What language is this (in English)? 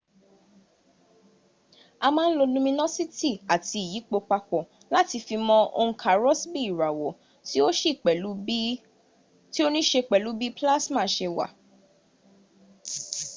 Yoruba